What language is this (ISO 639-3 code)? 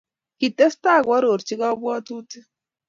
kln